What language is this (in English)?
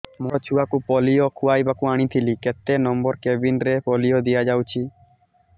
Odia